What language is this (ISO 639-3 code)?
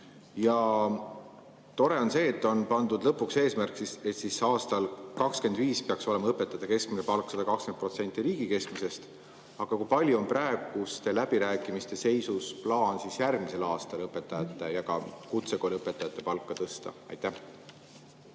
est